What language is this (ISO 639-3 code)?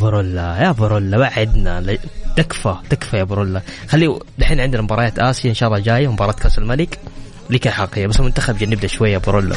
ara